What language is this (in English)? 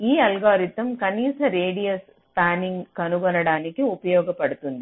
Telugu